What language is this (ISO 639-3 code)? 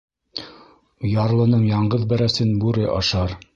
bak